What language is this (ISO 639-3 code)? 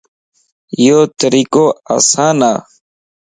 lss